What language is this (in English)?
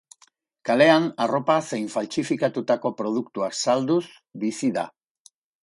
Basque